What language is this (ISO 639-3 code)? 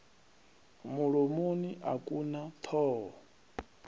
ven